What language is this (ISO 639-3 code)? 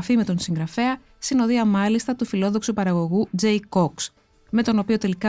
ell